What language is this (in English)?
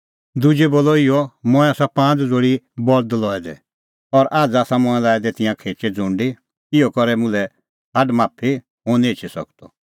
Kullu Pahari